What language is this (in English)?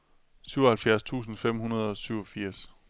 Danish